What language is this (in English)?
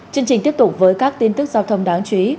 Vietnamese